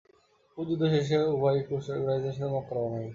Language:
Bangla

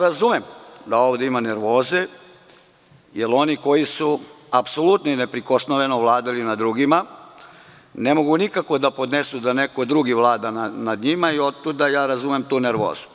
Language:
Serbian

